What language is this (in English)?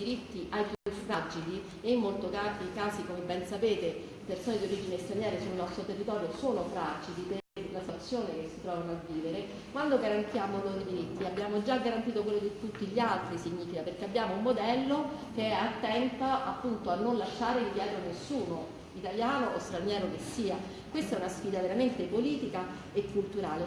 Italian